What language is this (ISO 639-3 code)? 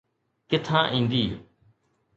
snd